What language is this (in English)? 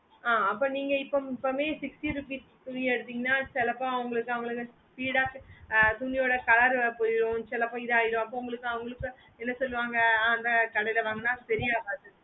Tamil